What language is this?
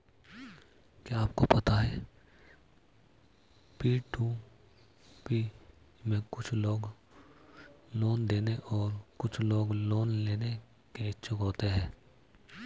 Hindi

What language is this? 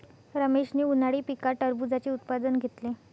Marathi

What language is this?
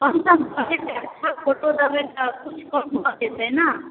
Maithili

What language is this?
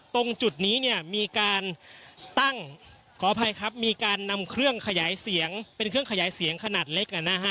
Thai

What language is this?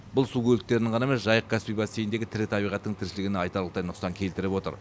Kazakh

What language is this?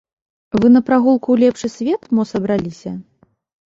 Belarusian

